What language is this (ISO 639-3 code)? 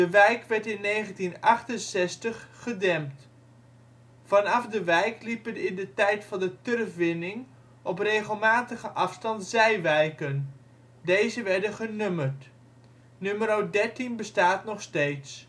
nld